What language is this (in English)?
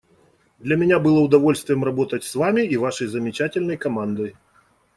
Russian